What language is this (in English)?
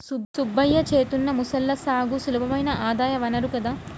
Telugu